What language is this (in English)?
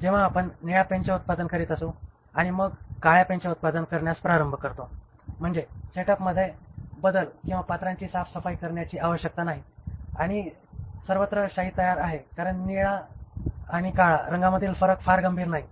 Marathi